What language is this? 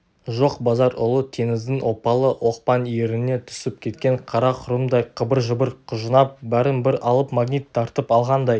Kazakh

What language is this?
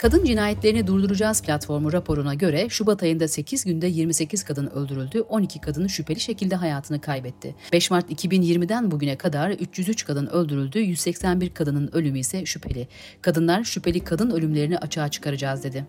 Turkish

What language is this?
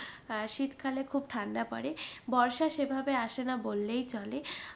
Bangla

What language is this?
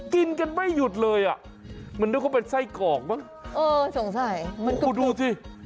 Thai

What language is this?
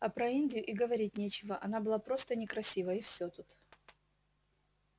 Russian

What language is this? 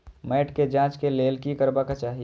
Maithili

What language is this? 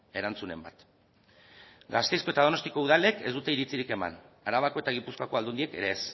Basque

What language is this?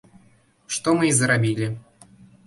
Belarusian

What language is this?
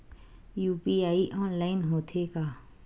Chhattisgarhi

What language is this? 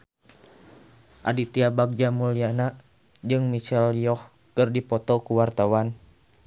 Sundanese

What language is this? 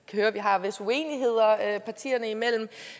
Danish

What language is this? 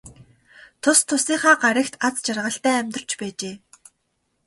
Mongolian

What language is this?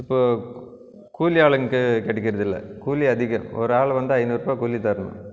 Tamil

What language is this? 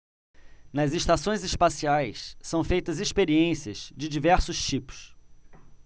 Portuguese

